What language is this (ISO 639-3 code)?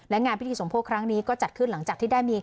tha